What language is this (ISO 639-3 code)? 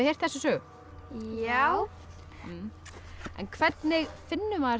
isl